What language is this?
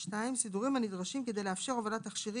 Hebrew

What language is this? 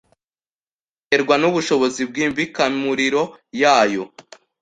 Kinyarwanda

